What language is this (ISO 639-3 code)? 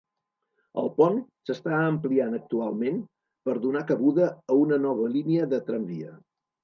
cat